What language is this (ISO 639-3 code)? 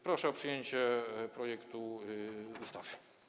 pol